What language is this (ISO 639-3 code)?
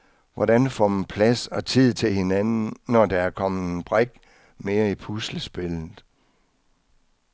dan